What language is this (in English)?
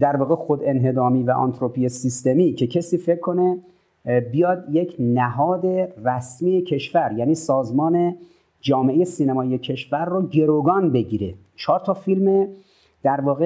Persian